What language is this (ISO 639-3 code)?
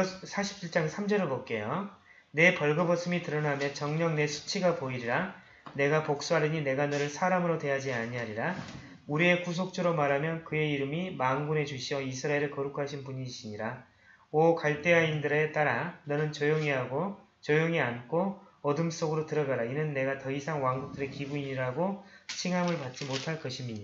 kor